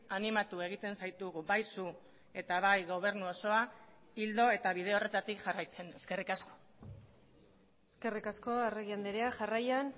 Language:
Basque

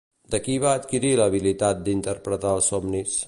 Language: Catalan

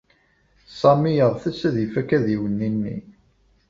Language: Kabyle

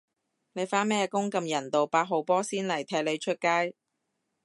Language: Cantonese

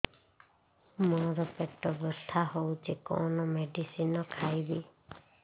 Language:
Odia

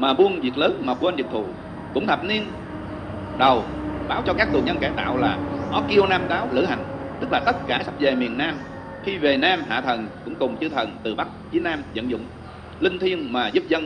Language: Vietnamese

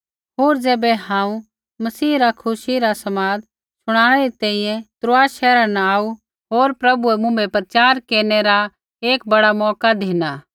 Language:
Kullu Pahari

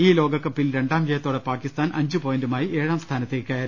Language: Malayalam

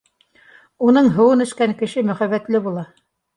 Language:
Bashkir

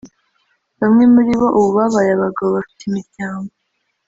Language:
Kinyarwanda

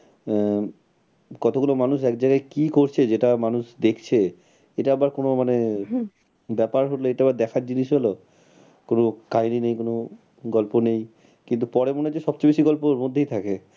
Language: Bangla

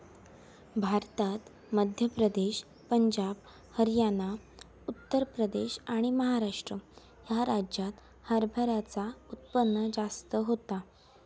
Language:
Marathi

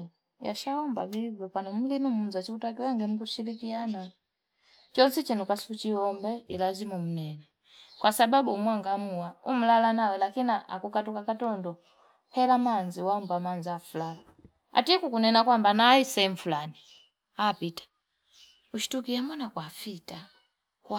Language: Fipa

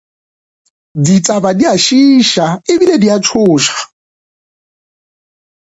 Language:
Northern Sotho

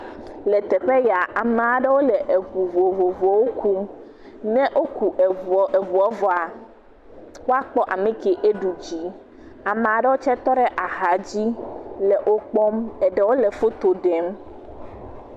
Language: Ewe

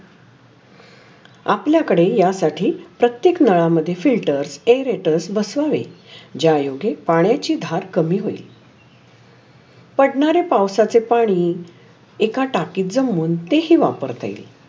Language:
Marathi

